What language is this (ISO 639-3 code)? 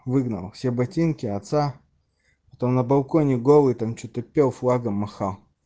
rus